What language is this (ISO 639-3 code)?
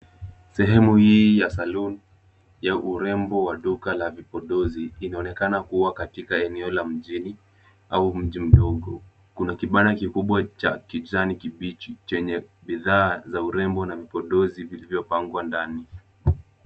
swa